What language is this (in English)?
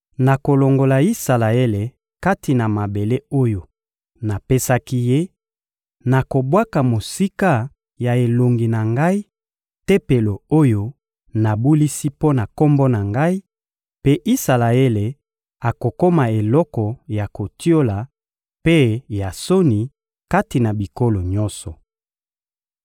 Lingala